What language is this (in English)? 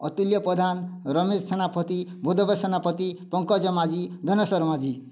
Odia